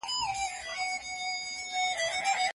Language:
Pashto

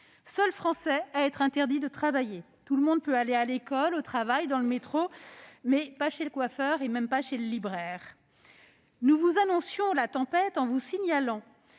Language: French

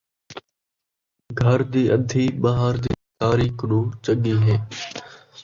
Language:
Saraiki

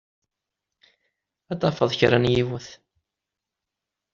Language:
Kabyle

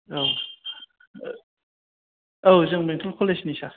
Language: Bodo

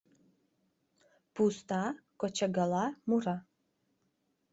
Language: Mari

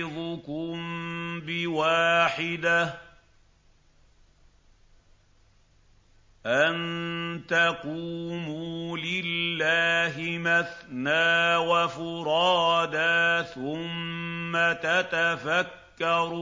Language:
Arabic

